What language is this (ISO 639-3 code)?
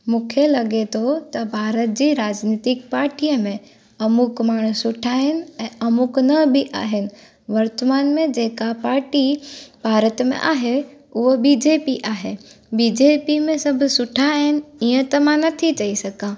snd